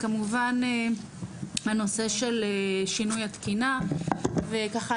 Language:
Hebrew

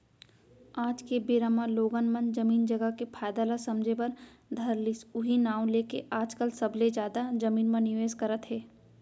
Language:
Chhattisgarhi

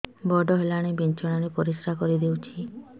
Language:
Odia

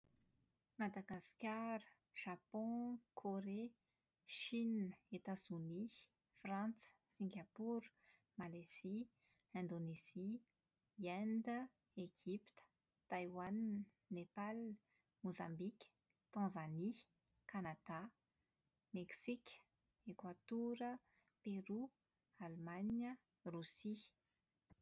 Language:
Malagasy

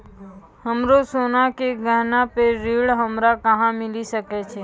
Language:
Maithili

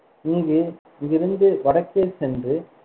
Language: Tamil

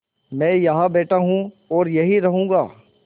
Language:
Hindi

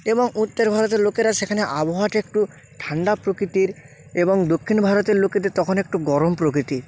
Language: Bangla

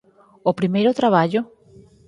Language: Galician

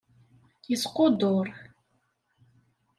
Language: Kabyle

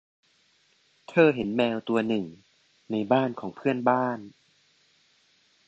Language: Thai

